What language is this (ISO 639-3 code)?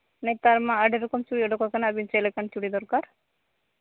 sat